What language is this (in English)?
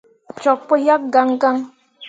Mundang